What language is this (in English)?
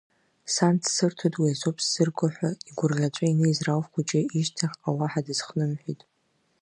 Abkhazian